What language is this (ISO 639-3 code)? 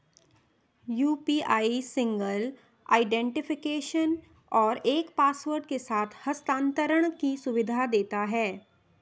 hin